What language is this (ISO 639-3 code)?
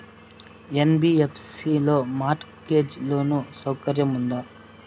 tel